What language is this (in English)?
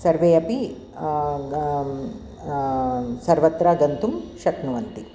Sanskrit